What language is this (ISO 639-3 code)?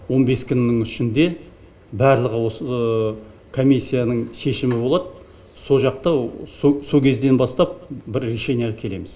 kaz